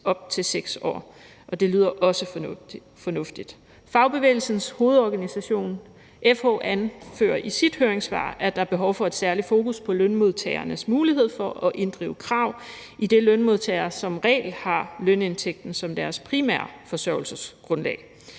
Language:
Danish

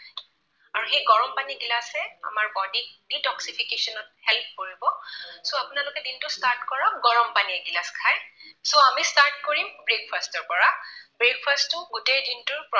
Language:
Assamese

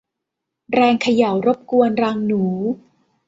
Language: Thai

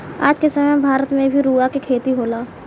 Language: Bhojpuri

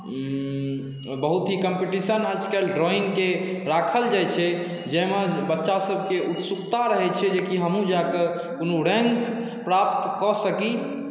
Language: Maithili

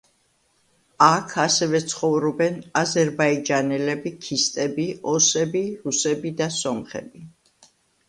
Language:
Georgian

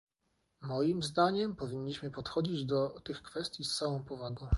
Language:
Polish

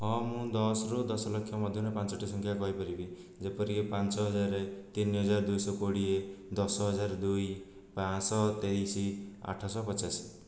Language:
Odia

